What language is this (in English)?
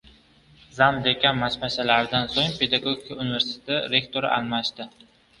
Uzbek